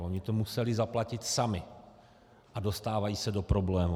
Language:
Czech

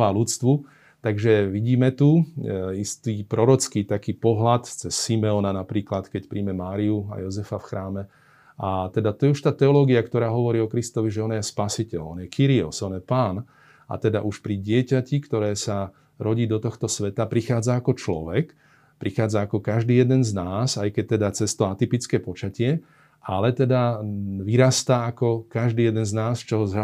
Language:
Slovak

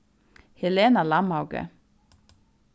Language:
Faroese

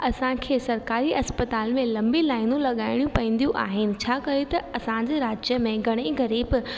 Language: Sindhi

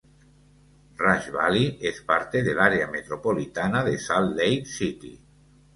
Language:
Spanish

